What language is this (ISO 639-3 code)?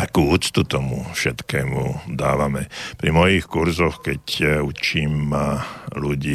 slk